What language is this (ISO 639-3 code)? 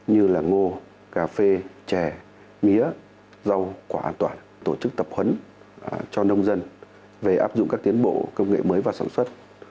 vie